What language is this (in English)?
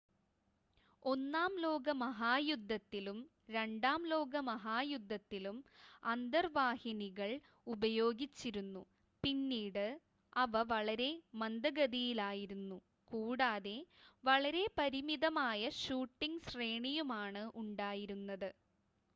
Malayalam